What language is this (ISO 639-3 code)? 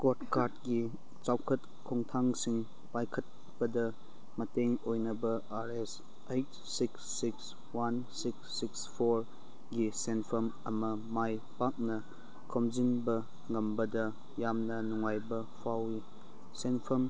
mni